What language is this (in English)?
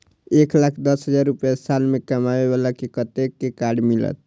Maithili